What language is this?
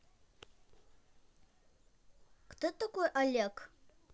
Russian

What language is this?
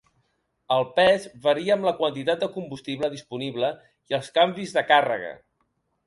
Catalan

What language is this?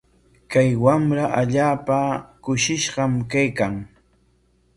Corongo Ancash Quechua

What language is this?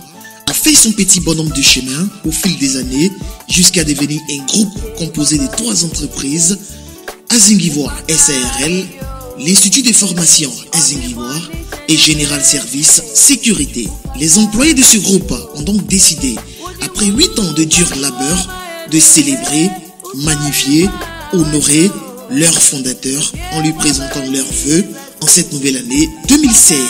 French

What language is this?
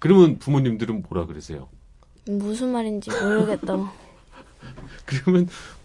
Korean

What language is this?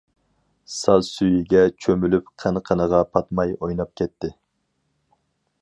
Uyghur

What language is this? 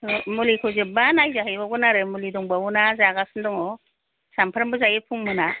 Bodo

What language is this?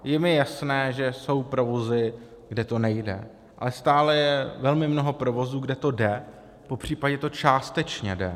Czech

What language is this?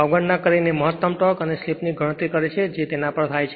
Gujarati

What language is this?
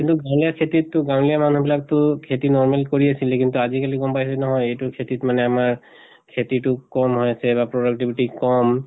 Assamese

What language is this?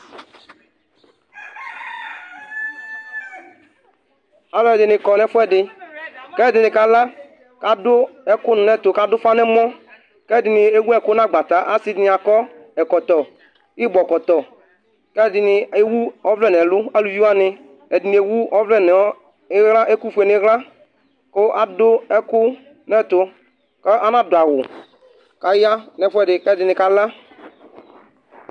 Ikposo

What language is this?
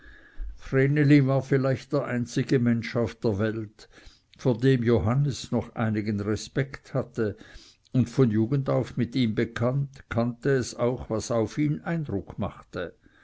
German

